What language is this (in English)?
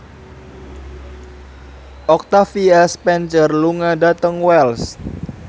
Javanese